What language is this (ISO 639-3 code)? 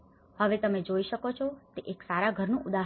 guj